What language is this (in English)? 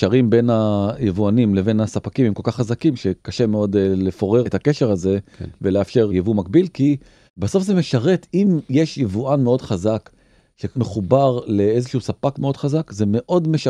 Hebrew